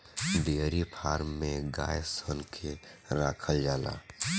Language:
Bhojpuri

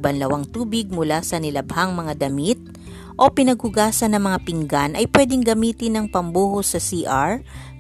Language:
Filipino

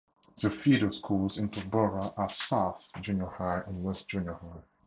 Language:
English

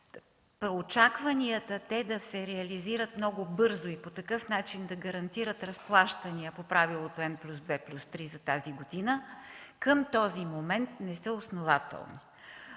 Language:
Bulgarian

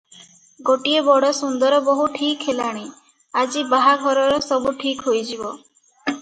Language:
Odia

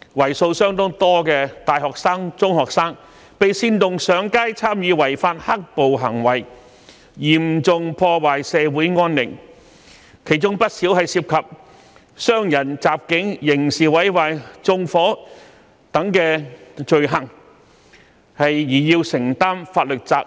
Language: Cantonese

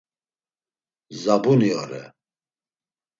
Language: Laz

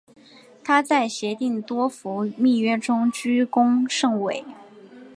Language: Chinese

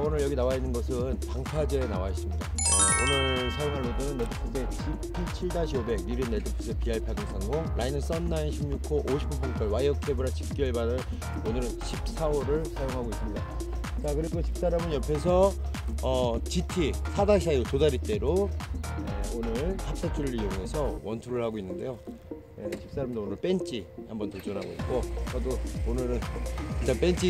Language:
Korean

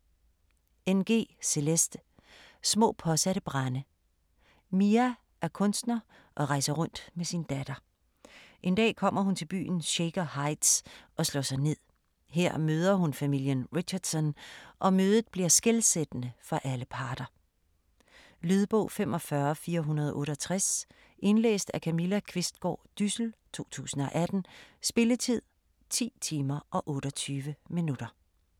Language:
Danish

